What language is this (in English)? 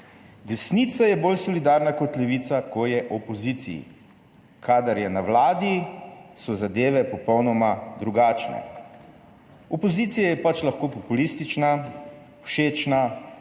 Slovenian